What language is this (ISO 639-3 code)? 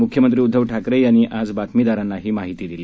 mar